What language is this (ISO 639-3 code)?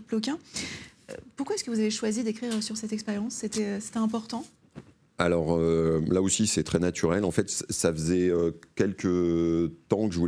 fra